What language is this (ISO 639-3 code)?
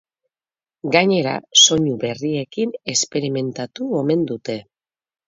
eus